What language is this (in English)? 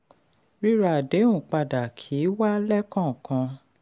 Yoruba